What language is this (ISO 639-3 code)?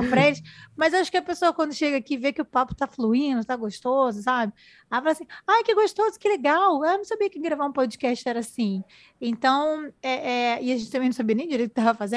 por